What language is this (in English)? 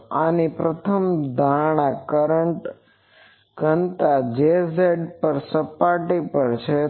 Gujarati